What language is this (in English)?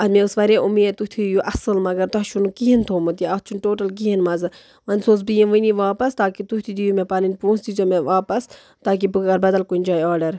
Kashmiri